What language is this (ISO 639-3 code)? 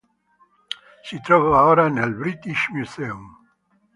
ita